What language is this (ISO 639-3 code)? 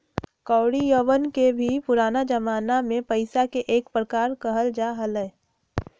mag